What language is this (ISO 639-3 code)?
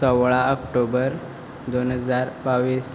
kok